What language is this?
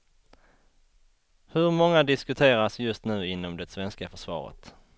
Swedish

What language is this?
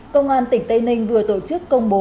Vietnamese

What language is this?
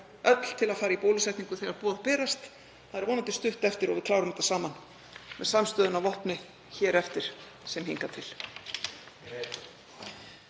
Icelandic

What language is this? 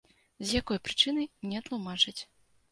Belarusian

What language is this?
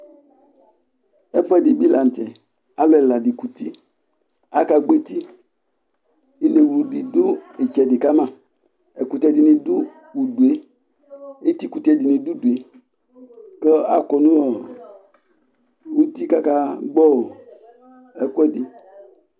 Ikposo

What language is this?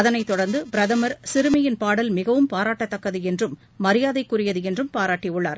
Tamil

